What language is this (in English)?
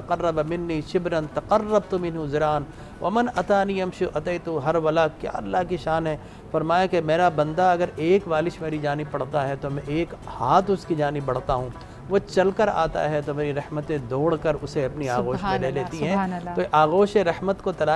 Hindi